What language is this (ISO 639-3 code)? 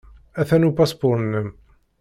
kab